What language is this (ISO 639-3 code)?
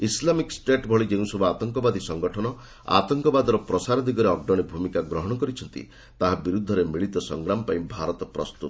ori